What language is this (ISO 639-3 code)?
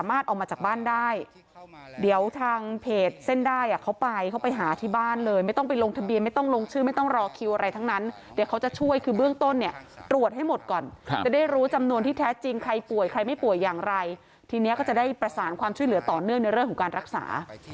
tha